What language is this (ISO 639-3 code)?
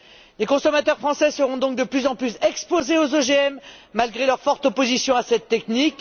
fra